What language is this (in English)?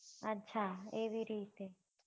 Gujarati